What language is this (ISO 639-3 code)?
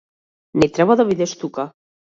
mkd